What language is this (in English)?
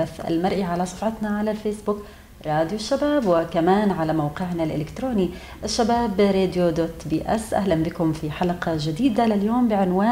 Arabic